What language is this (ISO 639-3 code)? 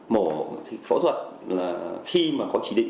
vie